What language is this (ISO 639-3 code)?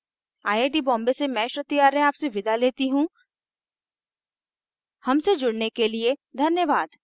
hin